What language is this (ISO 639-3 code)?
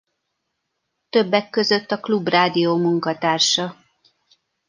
hun